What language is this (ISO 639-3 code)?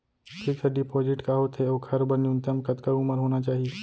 hne